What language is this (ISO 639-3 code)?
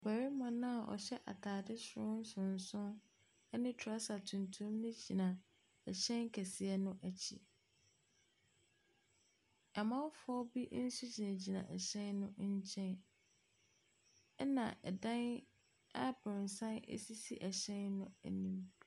aka